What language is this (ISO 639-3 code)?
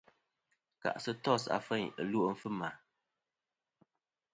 bkm